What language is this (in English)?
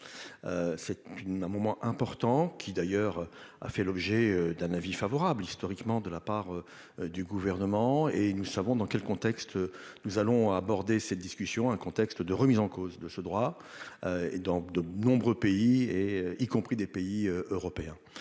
French